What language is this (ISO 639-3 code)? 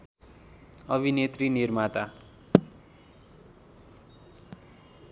nep